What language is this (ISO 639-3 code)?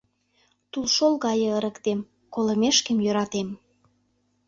chm